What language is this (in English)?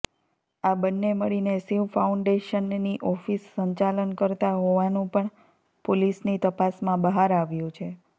Gujarati